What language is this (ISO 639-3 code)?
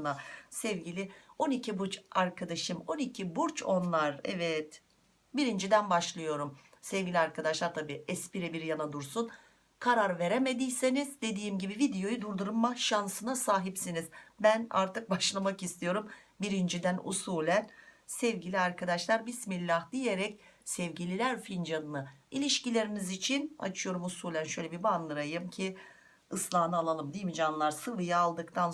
tur